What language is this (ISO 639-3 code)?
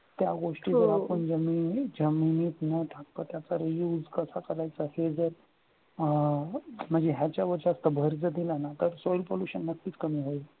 mar